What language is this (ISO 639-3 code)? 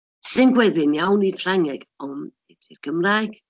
cym